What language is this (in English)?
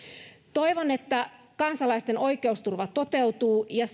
Finnish